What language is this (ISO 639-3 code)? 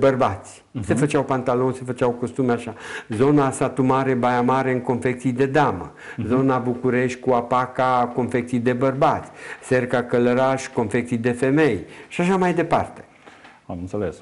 ron